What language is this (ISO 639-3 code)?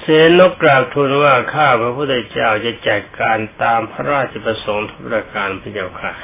tha